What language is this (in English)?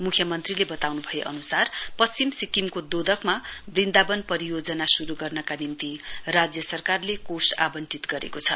Nepali